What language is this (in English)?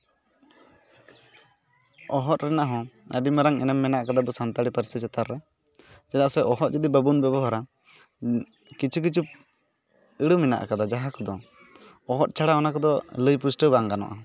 Santali